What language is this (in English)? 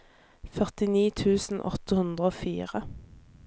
Norwegian